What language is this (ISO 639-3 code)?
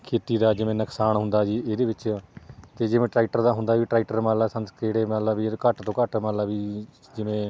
pan